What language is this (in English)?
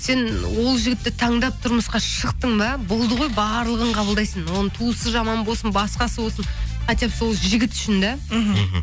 Kazakh